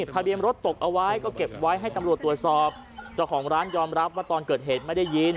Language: Thai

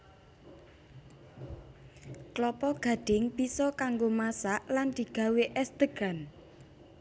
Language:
Javanese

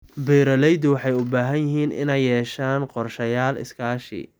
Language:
Somali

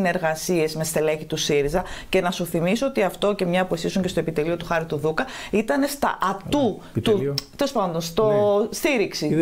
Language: Greek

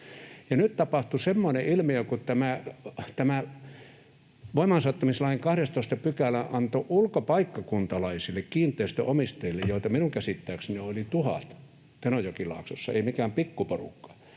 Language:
Finnish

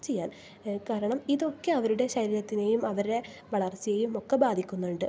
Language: Malayalam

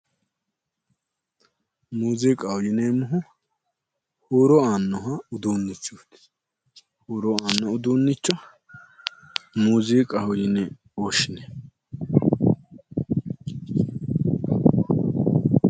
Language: Sidamo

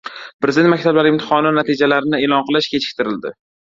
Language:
Uzbek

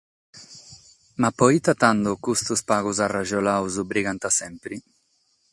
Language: Sardinian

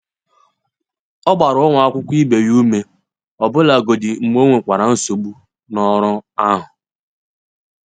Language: Igbo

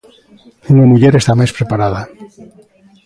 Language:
Galician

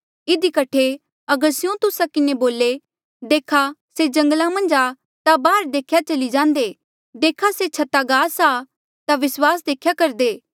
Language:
Mandeali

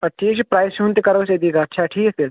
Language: Kashmiri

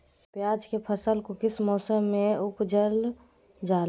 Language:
Magahi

